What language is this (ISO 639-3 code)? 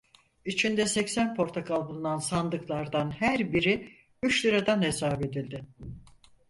tur